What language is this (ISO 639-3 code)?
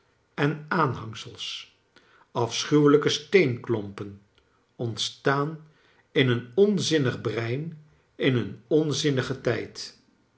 nld